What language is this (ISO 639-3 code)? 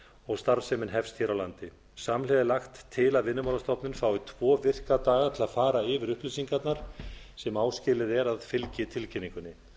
isl